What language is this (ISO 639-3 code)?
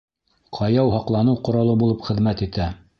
bak